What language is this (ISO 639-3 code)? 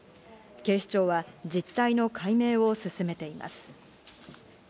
jpn